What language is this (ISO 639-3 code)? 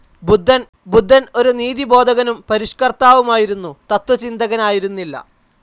mal